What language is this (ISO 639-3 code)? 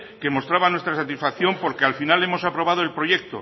spa